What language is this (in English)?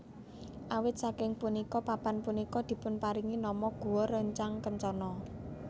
Javanese